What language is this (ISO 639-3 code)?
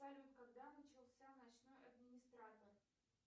rus